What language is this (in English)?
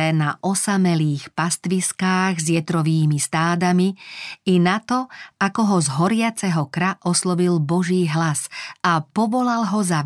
Slovak